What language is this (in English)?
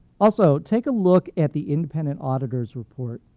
English